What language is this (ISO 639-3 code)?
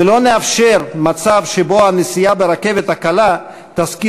heb